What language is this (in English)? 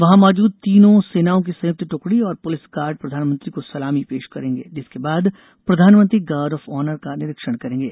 Hindi